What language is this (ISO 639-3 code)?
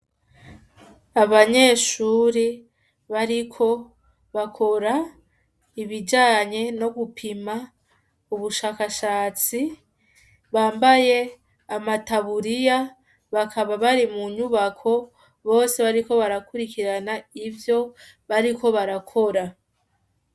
run